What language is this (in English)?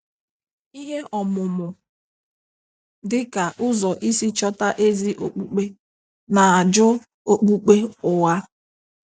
Igbo